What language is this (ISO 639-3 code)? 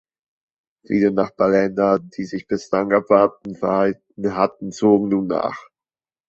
deu